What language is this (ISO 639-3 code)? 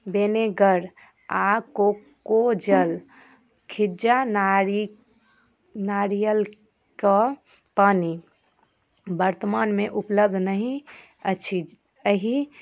mai